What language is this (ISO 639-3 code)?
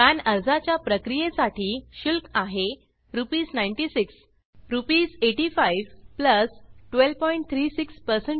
mar